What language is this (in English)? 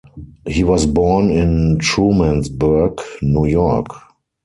English